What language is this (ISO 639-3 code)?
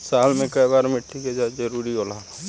bho